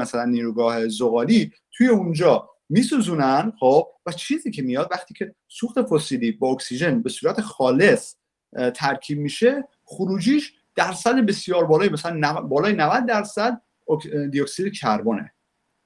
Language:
Persian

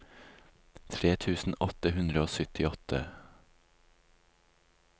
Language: Norwegian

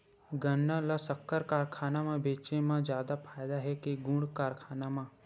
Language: Chhattisgarhi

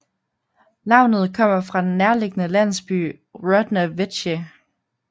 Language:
Danish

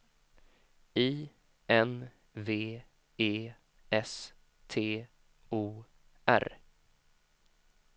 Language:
Swedish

